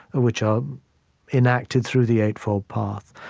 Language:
English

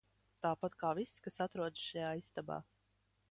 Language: Latvian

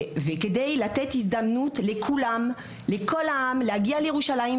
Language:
Hebrew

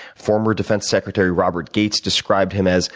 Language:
English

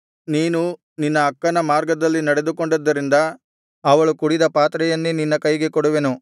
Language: Kannada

